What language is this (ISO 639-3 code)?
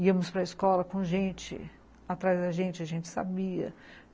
por